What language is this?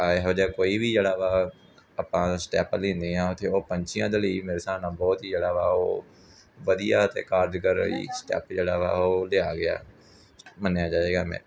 Punjabi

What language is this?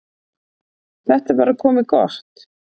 Icelandic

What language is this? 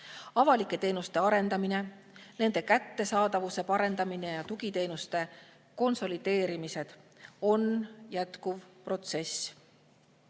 Estonian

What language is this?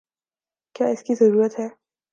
Urdu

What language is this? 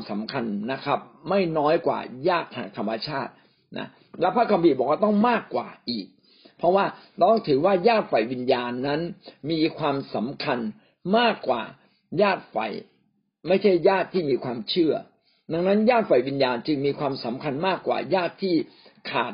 Thai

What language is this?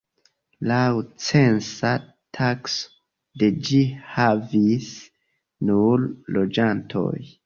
Esperanto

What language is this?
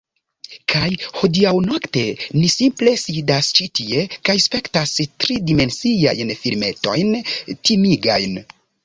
Esperanto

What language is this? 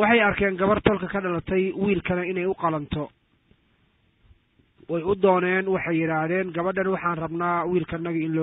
Arabic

